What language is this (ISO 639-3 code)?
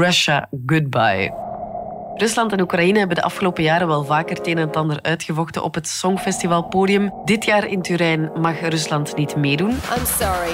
nld